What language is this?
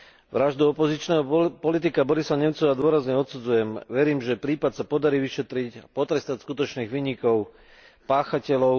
Slovak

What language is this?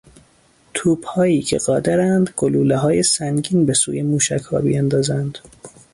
Persian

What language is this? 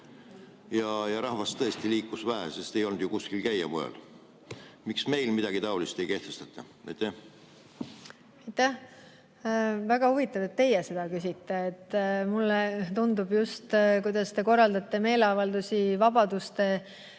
Estonian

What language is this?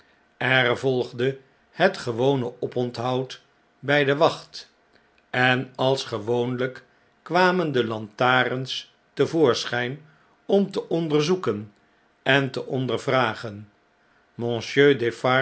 Dutch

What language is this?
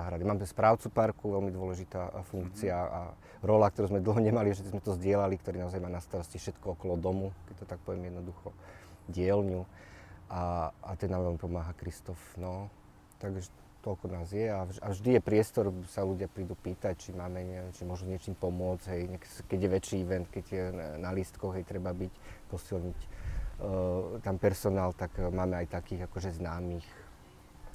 Slovak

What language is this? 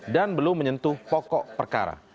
Indonesian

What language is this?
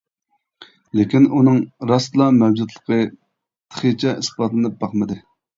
Uyghur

